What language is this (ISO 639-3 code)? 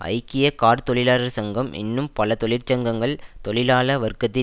tam